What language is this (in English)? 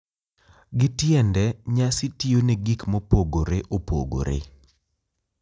Luo (Kenya and Tanzania)